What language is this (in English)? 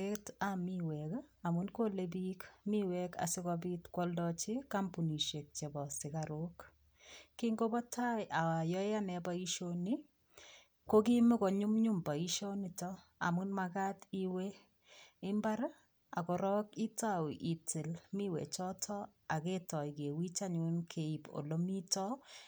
Kalenjin